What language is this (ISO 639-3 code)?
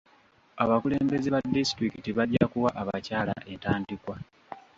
lug